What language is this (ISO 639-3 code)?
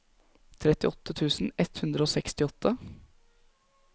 nor